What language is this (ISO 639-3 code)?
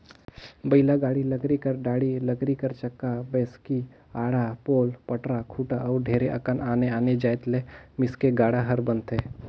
hne